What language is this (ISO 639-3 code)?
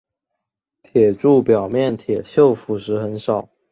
zho